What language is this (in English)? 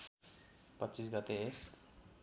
Nepali